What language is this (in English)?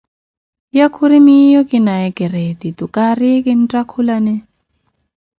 Koti